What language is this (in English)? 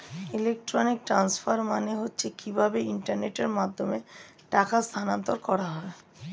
Bangla